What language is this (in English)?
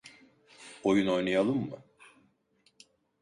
Turkish